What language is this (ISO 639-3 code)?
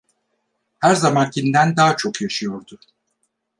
tur